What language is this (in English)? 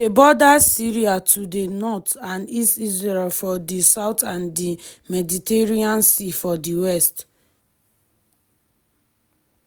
Nigerian Pidgin